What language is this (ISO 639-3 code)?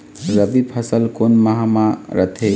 hne